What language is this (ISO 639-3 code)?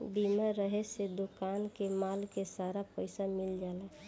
bho